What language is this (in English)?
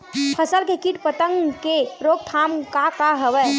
Chhattisgarhi